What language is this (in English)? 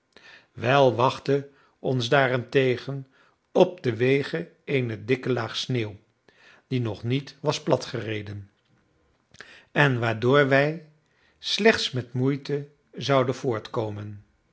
Dutch